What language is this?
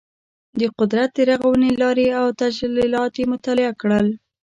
Pashto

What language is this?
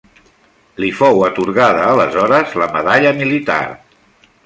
Catalan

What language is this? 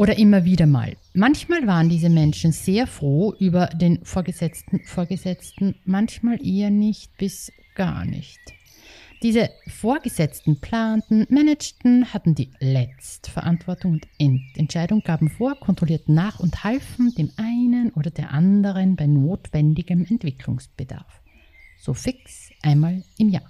German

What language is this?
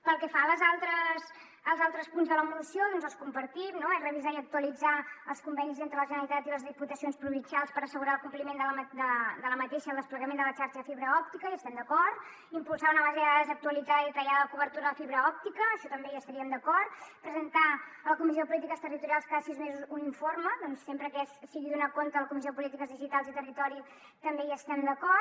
Catalan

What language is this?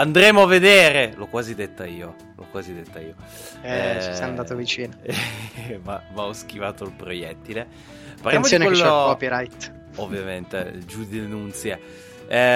Italian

